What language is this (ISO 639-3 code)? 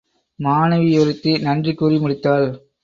tam